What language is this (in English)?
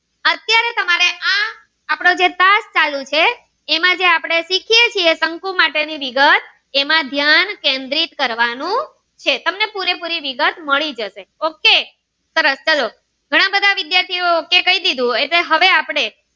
Gujarati